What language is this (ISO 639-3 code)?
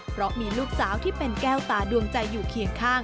tha